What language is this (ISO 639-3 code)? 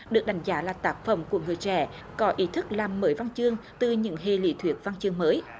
vie